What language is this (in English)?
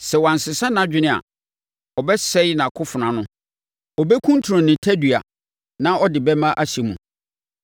Akan